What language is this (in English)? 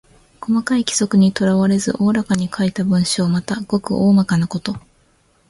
Japanese